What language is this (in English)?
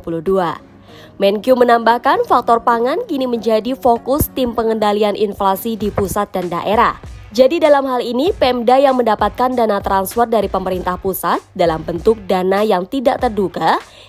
Indonesian